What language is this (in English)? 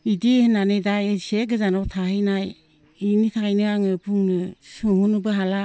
Bodo